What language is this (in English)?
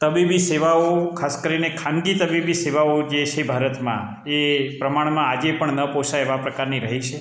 Gujarati